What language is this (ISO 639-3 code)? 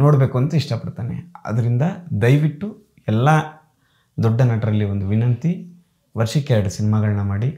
kan